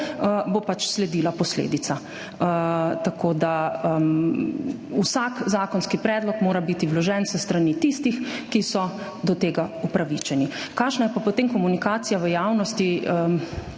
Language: Slovenian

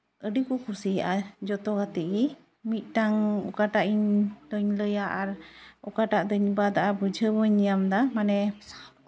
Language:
Santali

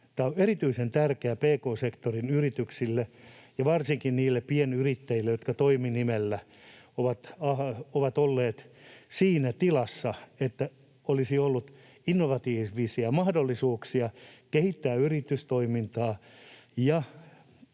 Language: Finnish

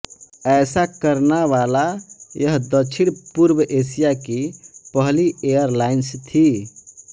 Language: Hindi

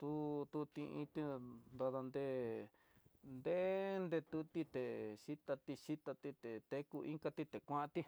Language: Tidaá Mixtec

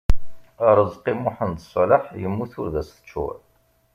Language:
Kabyle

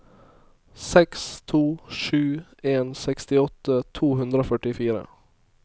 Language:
Norwegian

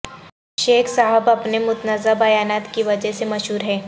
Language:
Urdu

